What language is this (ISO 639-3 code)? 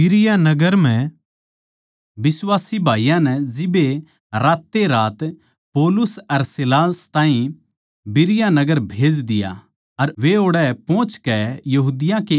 bgc